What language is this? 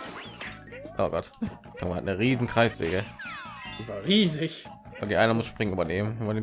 German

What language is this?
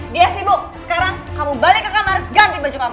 Indonesian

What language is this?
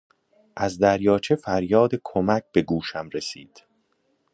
Persian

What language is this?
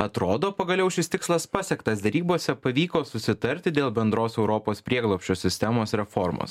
Lithuanian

